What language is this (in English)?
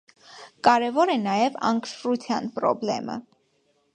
Armenian